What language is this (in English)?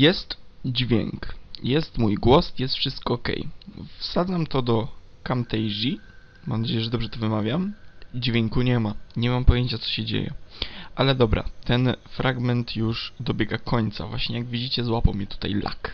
Polish